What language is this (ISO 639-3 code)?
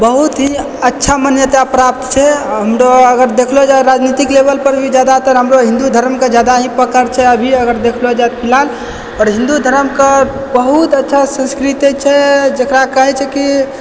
mai